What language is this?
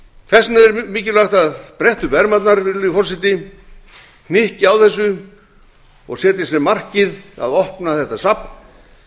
Icelandic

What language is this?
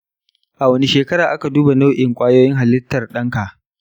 Hausa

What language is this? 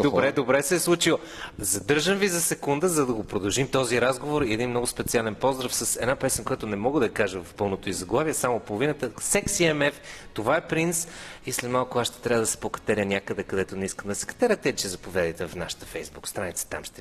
Bulgarian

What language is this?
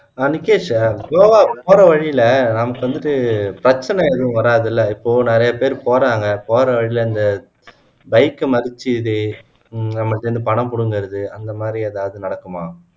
Tamil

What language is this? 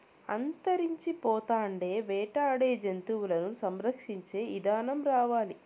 Telugu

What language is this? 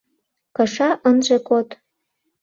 Mari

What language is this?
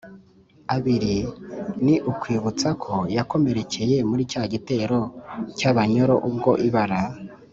Kinyarwanda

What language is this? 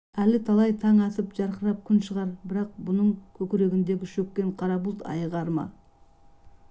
Kazakh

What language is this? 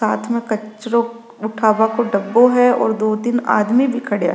Rajasthani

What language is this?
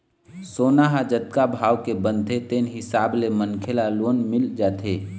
Chhattisgarhi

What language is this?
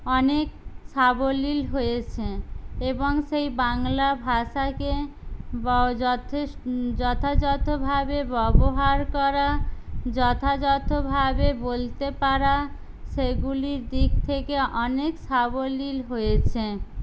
Bangla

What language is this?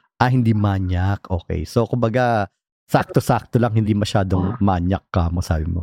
Filipino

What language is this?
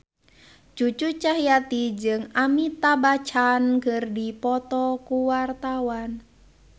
Sundanese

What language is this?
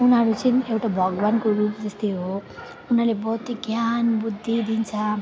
Nepali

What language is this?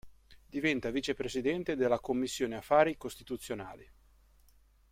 Italian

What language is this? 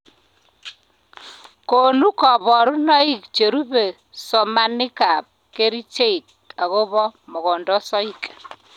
Kalenjin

